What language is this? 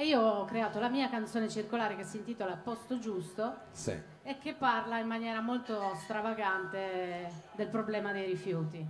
Italian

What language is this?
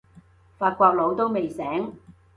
Cantonese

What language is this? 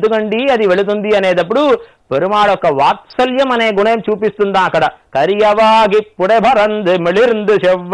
Arabic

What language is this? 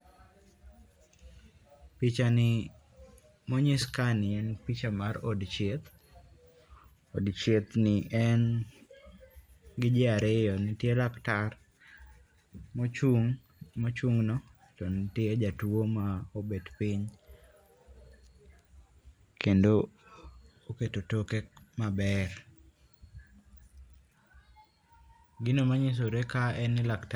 Luo (Kenya and Tanzania)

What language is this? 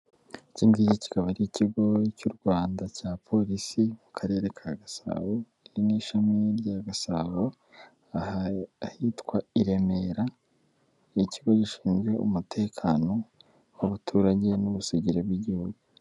Kinyarwanda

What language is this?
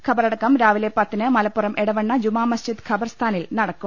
Malayalam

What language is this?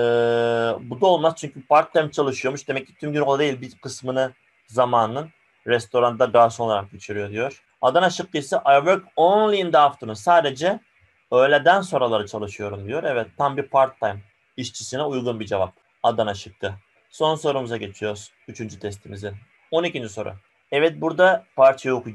Turkish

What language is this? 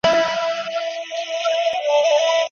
Pashto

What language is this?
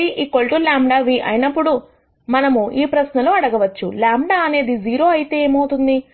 Telugu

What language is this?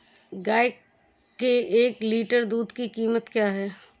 Hindi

